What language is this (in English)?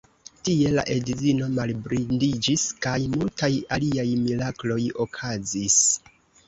Esperanto